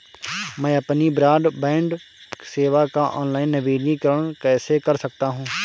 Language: Hindi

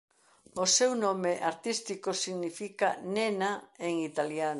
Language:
Galician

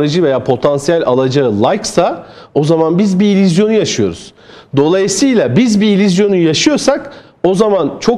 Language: Turkish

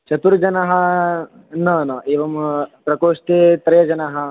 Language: Sanskrit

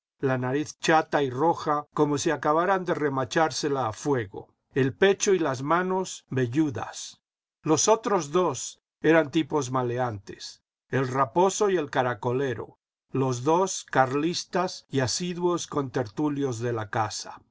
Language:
Spanish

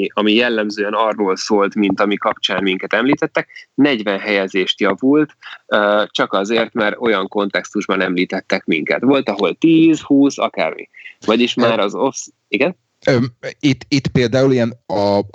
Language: Hungarian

